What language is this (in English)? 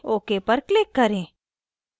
Hindi